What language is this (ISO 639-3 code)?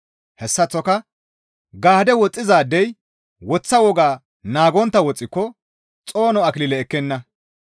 gmv